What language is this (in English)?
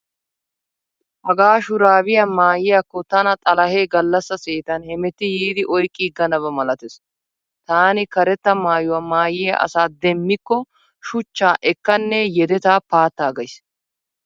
Wolaytta